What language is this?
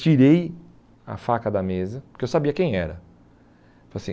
Portuguese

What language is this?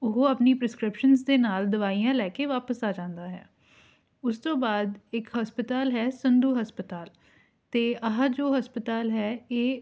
Punjabi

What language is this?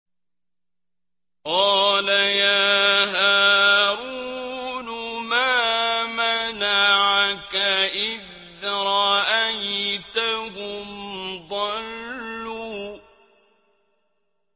Arabic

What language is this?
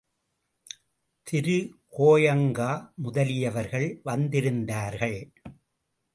Tamil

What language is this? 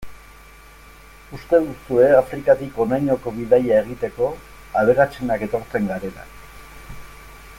Basque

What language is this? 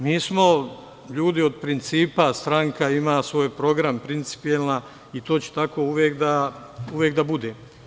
Serbian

